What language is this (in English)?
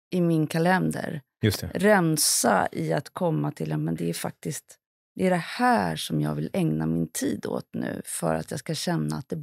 Swedish